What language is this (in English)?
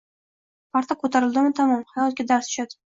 Uzbek